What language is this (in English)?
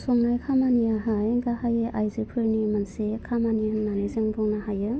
Bodo